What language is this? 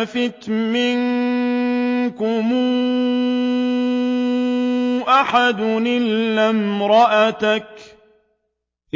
Arabic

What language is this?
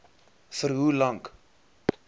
Afrikaans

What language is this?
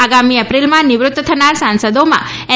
Gujarati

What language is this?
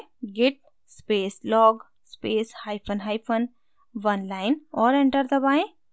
Hindi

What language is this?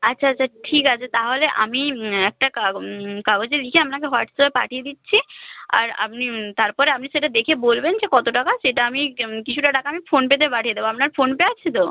Bangla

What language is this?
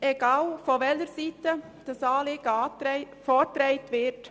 Swiss German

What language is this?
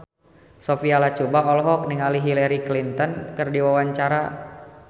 Sundanese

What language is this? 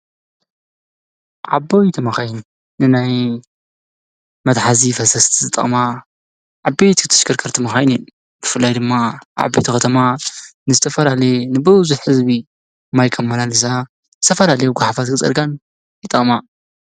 Tigrinya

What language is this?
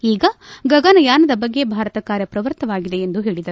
Kannada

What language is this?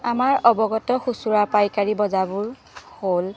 Assamese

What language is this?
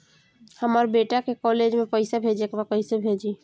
Bhojpuri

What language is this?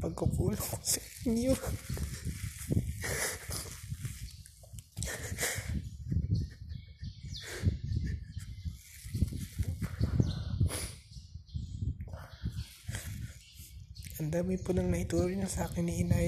Filipino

